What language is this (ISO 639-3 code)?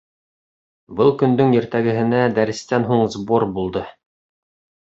bak